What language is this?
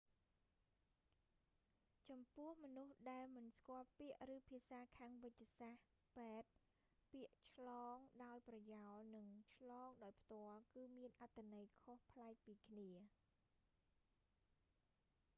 Khmer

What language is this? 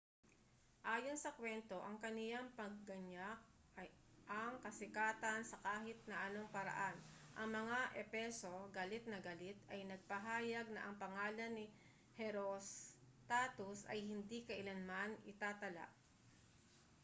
Filipino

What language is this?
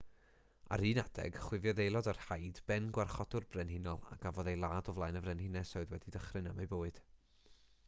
Welsh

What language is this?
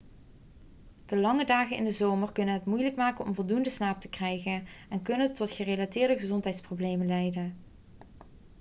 Dutch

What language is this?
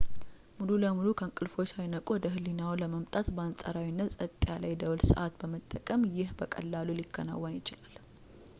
Amharic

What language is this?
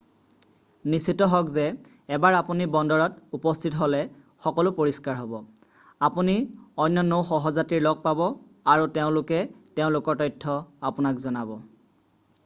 Assamese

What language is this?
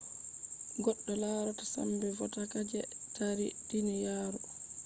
Fula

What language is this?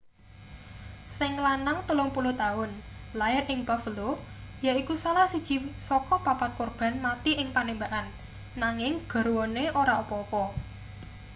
Javanese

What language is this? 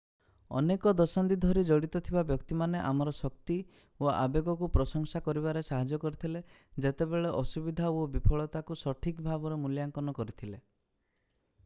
Odia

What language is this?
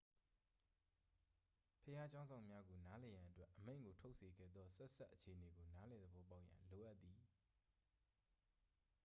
Burmese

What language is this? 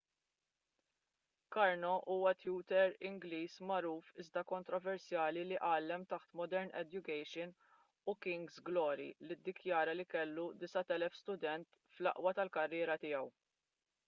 Maltese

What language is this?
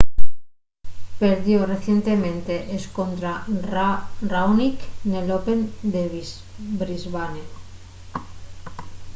Asturian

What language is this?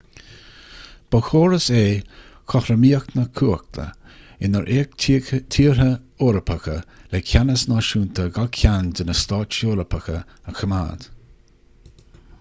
Irish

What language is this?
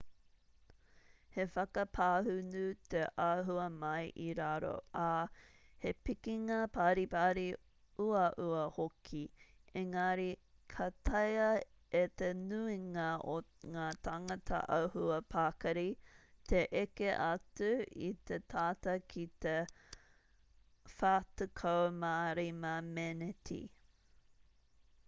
Māori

